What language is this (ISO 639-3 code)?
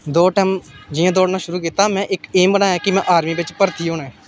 doi